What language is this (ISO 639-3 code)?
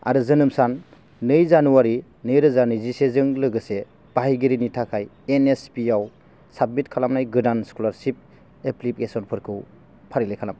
brx